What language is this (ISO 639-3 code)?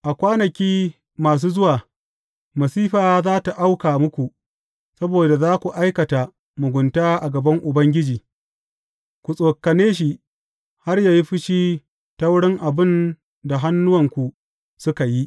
hau